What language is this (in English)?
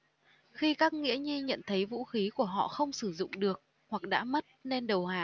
Vietnamese